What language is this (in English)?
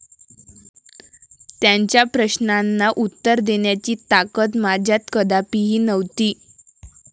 Marathi